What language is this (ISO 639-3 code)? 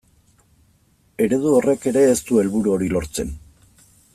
eus